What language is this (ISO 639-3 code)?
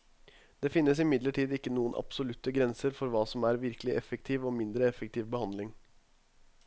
nor